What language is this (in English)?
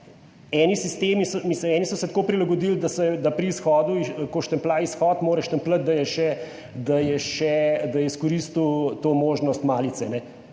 Slovenian